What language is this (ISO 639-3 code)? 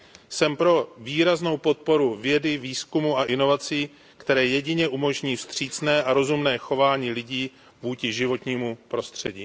ces